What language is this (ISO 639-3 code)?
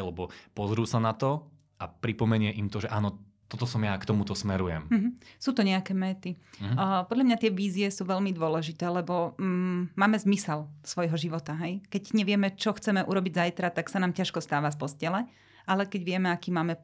slk